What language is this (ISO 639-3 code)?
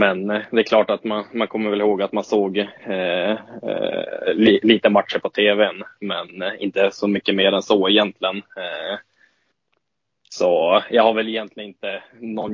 swe